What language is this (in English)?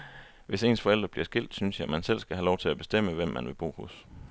Danish